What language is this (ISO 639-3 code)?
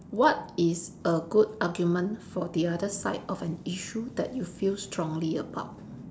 eng